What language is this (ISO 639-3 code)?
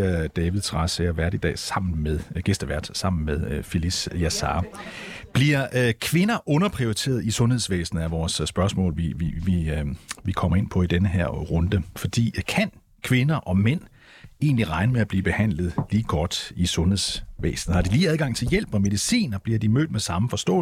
dan